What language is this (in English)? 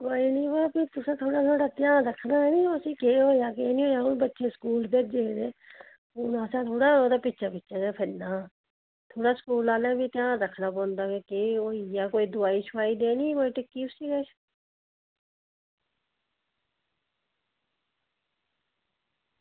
Dogri